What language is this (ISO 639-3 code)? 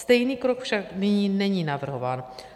ces